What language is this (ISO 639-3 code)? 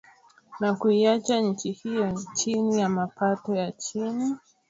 swa